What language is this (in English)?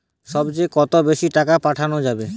Bangla